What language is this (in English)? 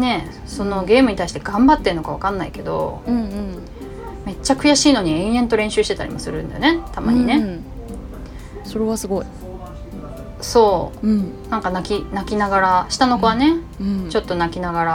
Japanese